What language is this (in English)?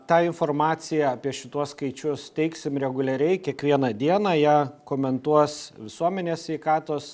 Lithuanian